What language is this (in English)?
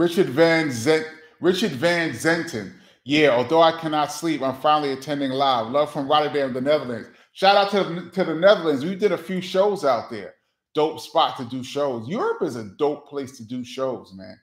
English